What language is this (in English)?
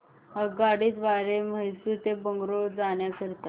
Marathi